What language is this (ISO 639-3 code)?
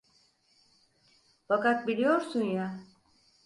tur